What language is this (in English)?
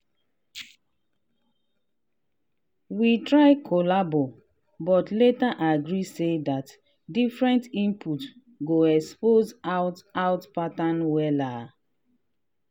Nigerian Pidgin